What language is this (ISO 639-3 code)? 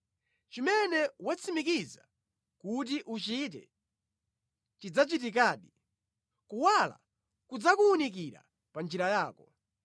nya